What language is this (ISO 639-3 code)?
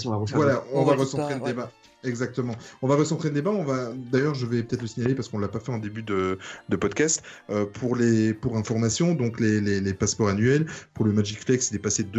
fra